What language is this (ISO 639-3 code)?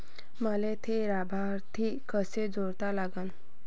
mar